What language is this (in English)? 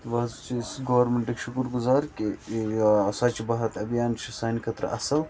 Kashmiri